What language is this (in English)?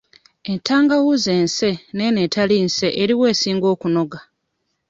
Ganda